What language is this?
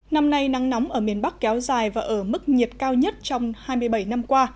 Vietnamese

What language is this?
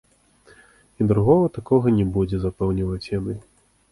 Belarusian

